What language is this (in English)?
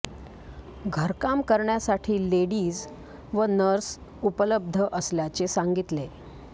Marathi